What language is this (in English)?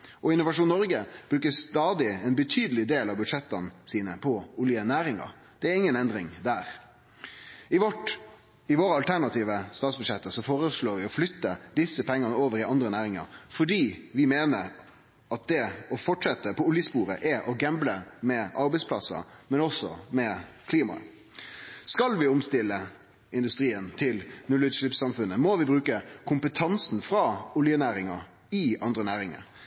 Norwegian Nynorsk